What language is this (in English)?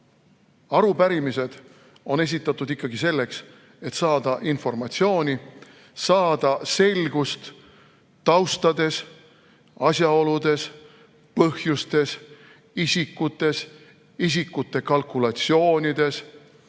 Estonian